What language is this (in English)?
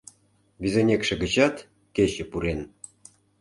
Mari